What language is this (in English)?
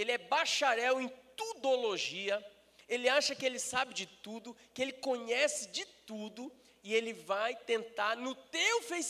Portuguese